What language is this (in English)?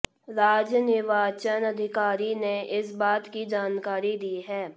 Hindi